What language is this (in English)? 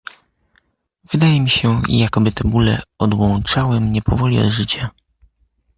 Polish